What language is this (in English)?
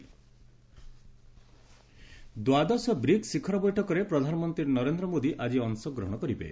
Odia